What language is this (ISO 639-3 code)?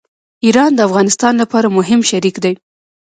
pus